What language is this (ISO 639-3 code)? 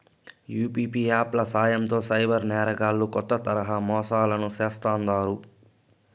tel